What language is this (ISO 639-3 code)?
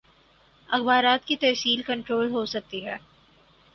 urd